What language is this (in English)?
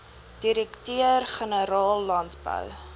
Afrikaans